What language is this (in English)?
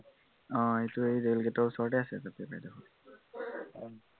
Assamese